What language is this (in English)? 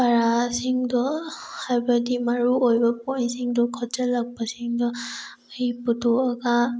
Manipuri